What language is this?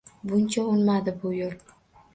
Uzbek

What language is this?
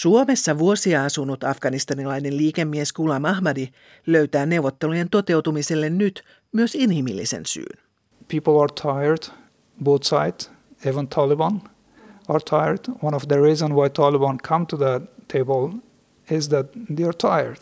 Finnish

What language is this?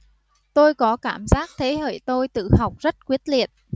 Vietnamese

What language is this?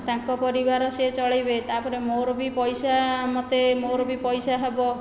Odia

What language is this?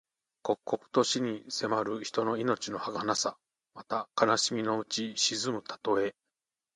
Japanese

